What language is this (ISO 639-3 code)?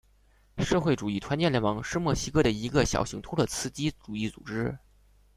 zho